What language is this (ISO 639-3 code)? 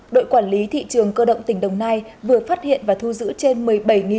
vie